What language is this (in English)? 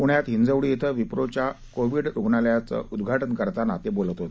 Marathi